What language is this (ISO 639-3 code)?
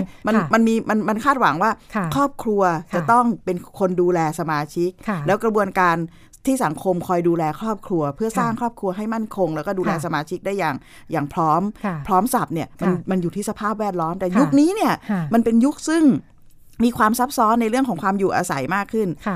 tha